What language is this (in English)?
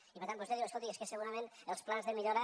Catalan